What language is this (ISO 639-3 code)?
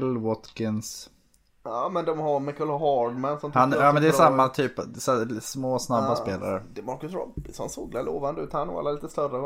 swe